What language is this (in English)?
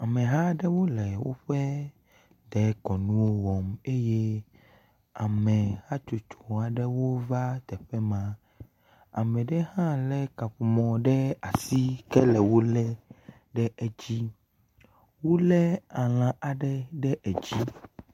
Ewe